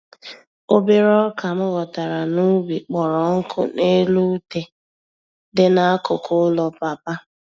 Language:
Igbo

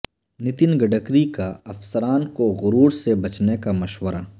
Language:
Urdu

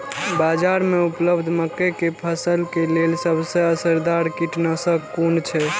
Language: Maithili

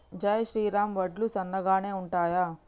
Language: Telugu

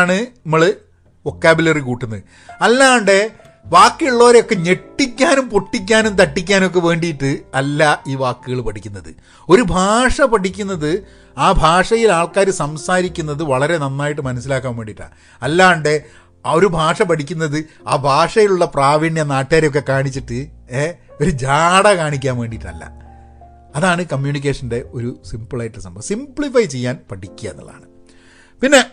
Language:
Malayalam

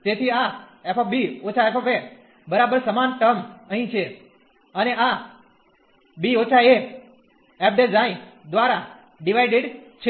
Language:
Gujarati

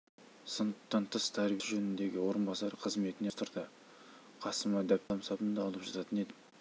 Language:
Kazakh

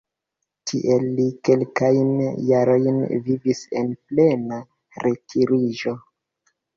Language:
Esperanto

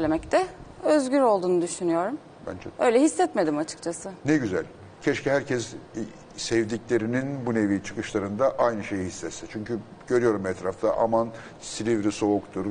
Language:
Turkish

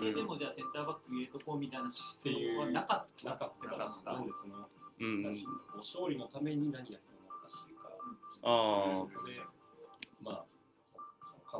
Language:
Japanese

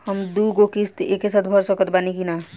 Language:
Bhojpuri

